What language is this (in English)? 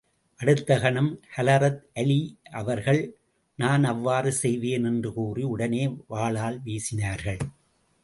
Tamil